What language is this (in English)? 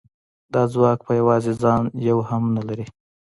Pashto